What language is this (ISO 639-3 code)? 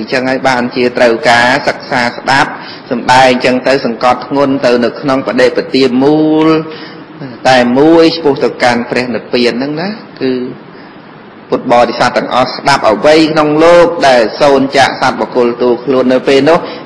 vie